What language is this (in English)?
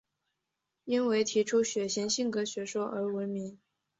Chinese